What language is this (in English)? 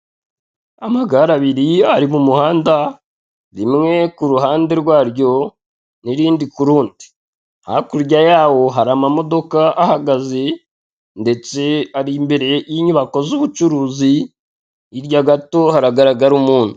Kinyarwanda